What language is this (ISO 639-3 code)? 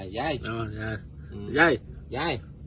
tha